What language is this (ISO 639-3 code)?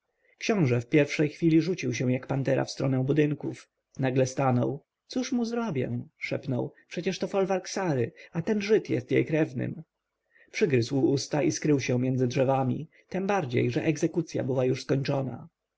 pol